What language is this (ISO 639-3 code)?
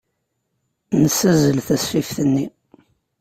kab